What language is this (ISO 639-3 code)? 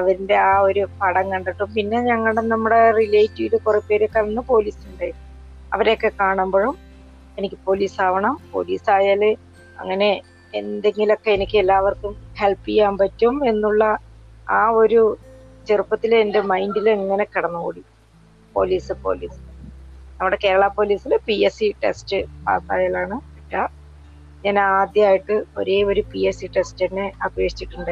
mal